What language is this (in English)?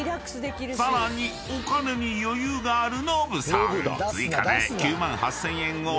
Japanese